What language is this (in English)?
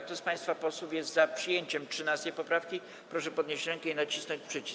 Polish